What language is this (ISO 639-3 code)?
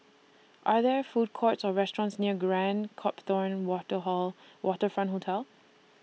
eng